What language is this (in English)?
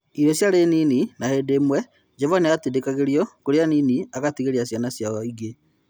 Kikuyu